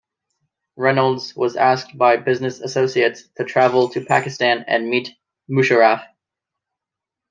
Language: English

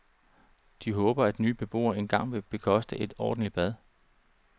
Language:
Danish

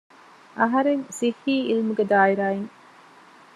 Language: Divehi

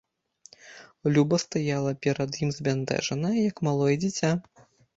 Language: Belarusian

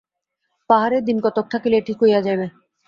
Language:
Bangla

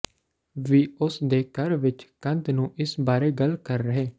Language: Punjabi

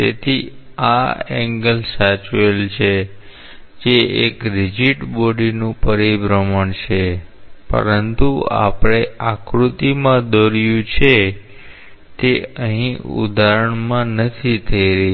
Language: Gujarati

